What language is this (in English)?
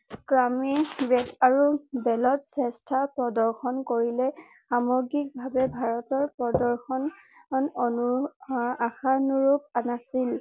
Assamese